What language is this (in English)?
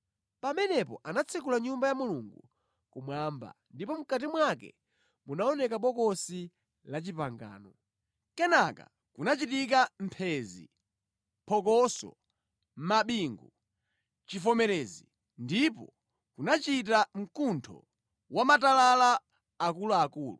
Nyanja